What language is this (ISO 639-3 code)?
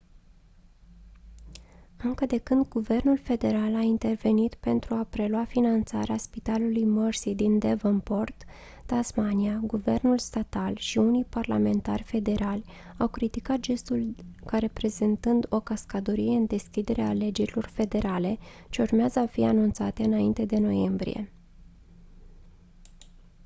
ron